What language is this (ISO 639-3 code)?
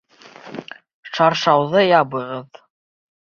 bak